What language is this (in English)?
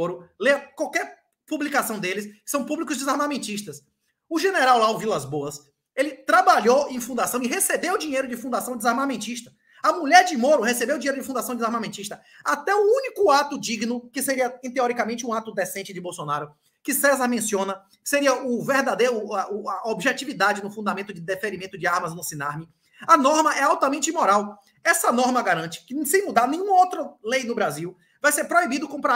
Portuguese